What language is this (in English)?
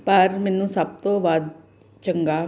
Punjabi